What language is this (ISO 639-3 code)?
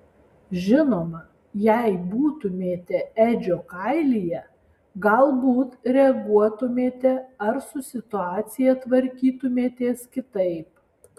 lit